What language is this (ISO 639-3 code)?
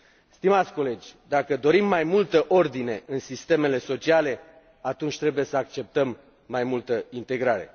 ron